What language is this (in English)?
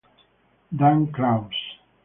Italian